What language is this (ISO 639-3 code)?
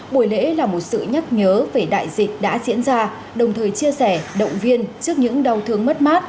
vie